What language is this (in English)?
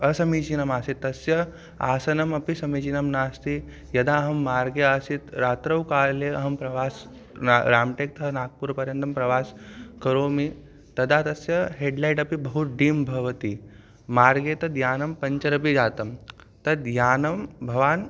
Sanskrit